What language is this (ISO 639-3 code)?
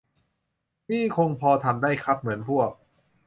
tha